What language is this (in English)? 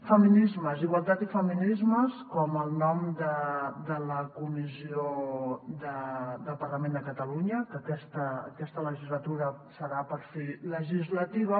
Catalan